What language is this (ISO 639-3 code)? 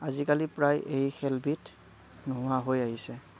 asm